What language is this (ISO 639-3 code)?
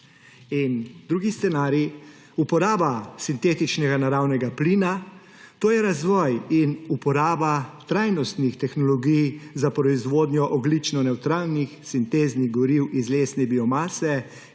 slv